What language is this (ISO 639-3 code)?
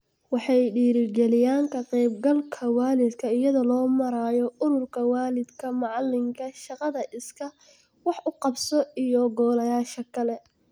som